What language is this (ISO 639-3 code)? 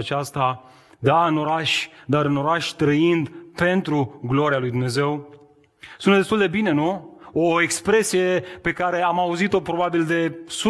ron